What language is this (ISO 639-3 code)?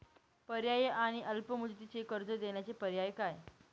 mar